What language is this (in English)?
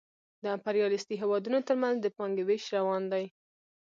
Pashto